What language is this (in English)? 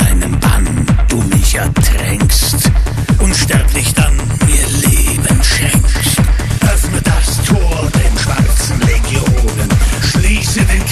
German